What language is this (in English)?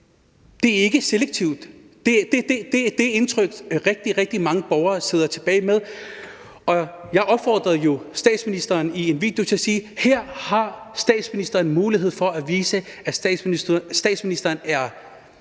Danish